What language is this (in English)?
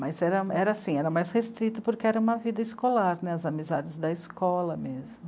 Portuguese